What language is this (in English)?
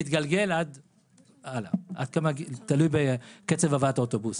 Hebrew